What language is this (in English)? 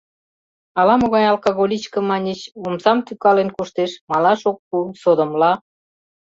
Mari